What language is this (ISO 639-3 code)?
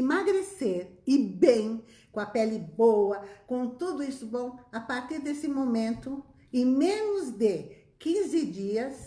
por